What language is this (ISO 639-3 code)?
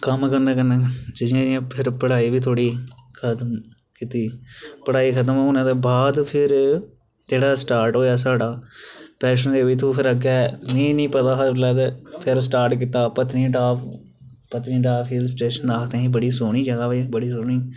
doi